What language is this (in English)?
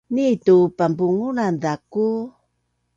Bunun